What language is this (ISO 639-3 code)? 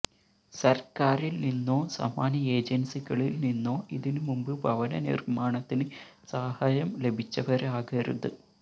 mal